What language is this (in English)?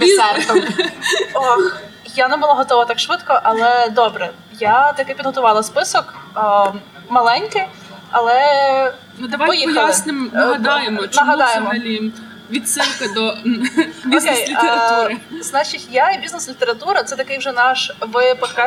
Ukrainian